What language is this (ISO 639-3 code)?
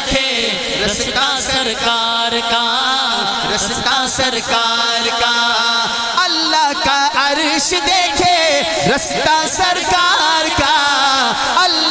hin